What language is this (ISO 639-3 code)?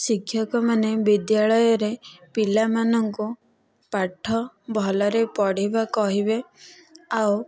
ori